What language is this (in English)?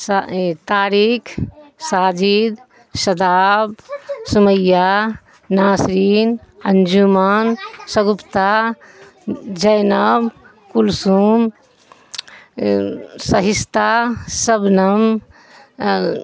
Urdu